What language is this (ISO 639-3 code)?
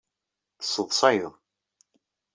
kab